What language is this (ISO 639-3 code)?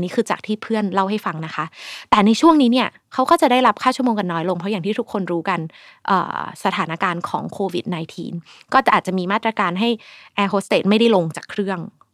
tha